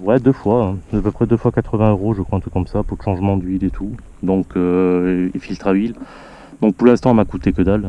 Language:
French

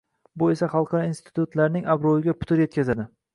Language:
Uzbek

